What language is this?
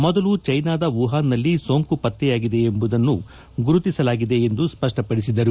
Kannada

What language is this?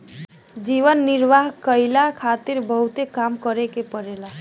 Bhojpuri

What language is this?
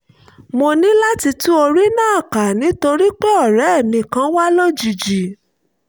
Yoruba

